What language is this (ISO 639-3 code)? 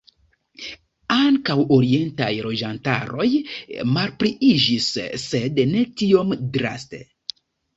epo